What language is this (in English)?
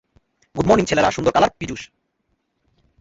Bangla